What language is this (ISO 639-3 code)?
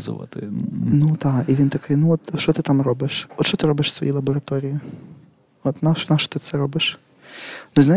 ukr